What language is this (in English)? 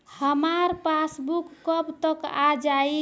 Bhojpuri